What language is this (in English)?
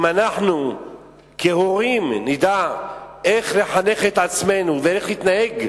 Hebrew